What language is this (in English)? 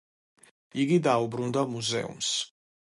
Georgian